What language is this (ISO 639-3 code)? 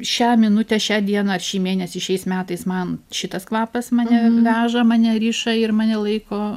lit